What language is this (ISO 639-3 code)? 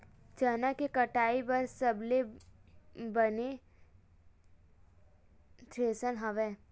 hne